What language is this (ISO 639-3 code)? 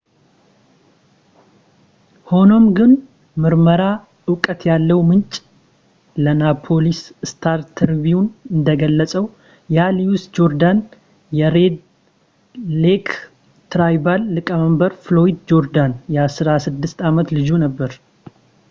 amh